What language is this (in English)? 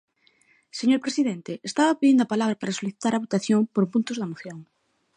Galician